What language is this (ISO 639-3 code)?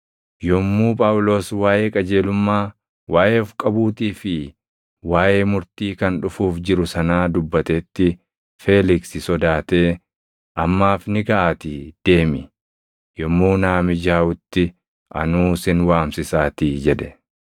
orm